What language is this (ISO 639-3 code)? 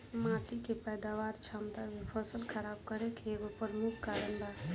bho